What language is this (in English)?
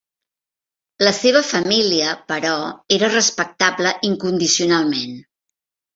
Catalan